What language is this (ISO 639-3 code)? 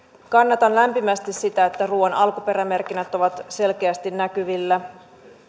fin